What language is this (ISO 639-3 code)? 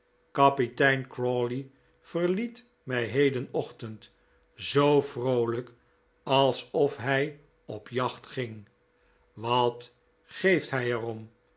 nld